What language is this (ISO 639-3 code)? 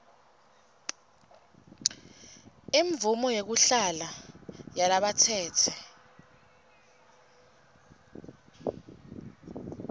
ssw